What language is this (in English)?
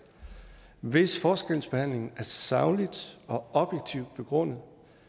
Danish